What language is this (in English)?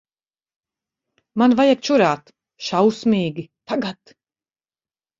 Latvian